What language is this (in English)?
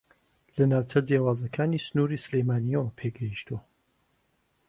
Central Kurdish